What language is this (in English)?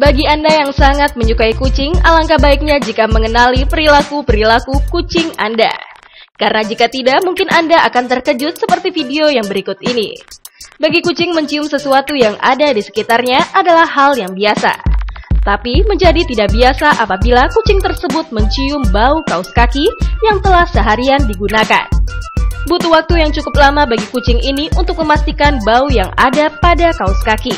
Indonesian